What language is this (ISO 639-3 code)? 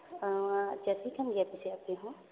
sat